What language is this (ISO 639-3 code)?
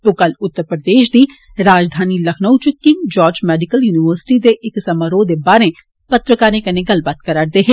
doi